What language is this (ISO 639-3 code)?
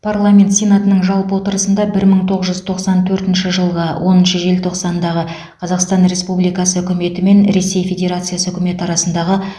kaz